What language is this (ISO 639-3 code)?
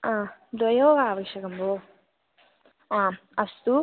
san